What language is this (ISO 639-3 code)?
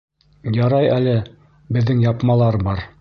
bak